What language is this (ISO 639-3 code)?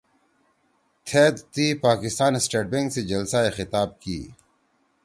trw